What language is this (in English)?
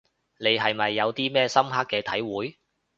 Cantonese